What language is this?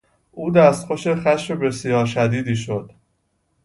Persian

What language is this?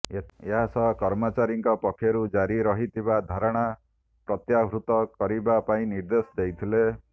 Odia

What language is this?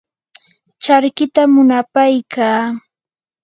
Yanahuanca Pasco Quechua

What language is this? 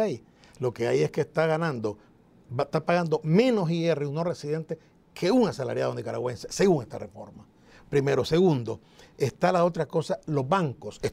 Spanish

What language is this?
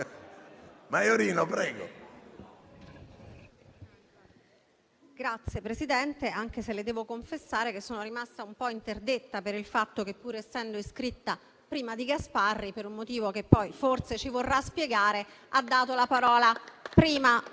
Italian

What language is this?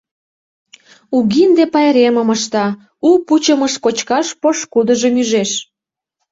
Mari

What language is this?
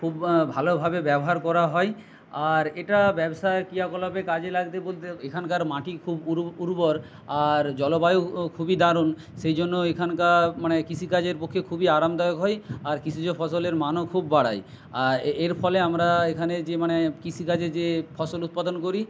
Bangla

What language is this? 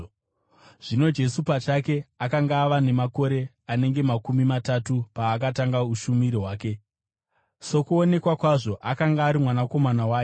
Shona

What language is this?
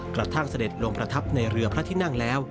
Thai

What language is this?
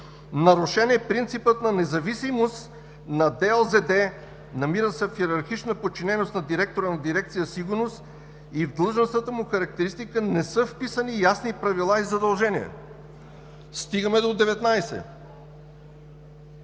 Bulgarian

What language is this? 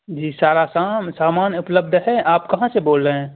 Urdu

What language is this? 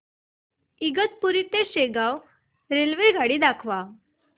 Marathi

